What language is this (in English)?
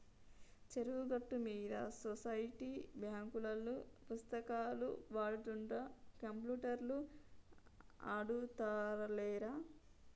Telugu